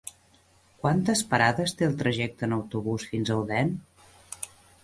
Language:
Catalan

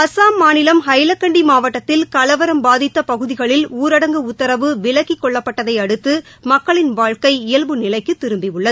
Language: Tamil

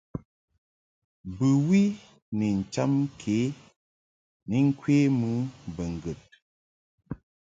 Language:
Mungaka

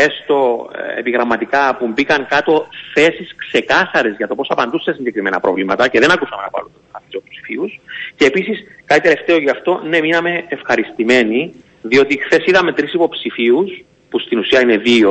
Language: Greek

